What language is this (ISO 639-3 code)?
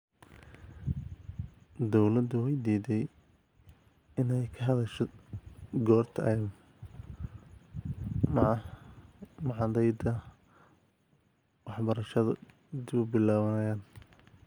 som